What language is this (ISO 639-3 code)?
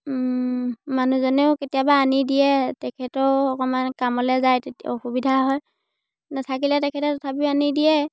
asm